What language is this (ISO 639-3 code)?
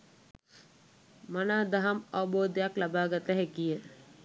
sin